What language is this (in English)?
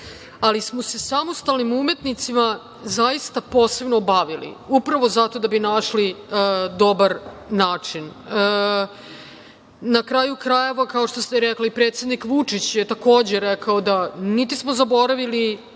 Serbian